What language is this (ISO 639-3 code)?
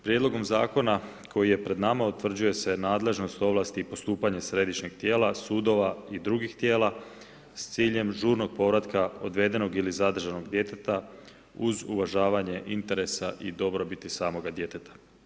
hrv